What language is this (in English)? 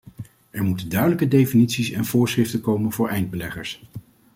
Dutch